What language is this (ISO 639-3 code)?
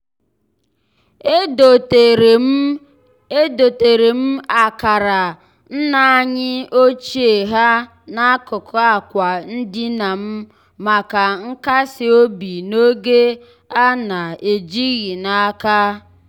ibo